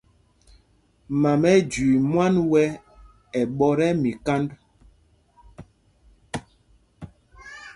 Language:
Mpumpong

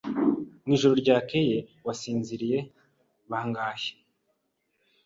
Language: Kinyarwanda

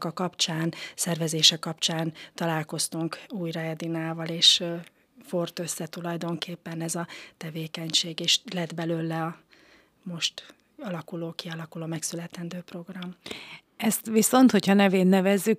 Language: Hungarian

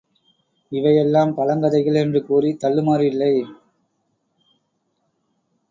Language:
Tamil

